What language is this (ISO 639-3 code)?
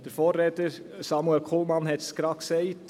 gsw